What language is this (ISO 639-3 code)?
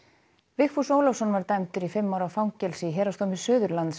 isl